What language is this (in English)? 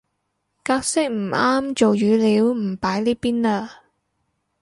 Cantonese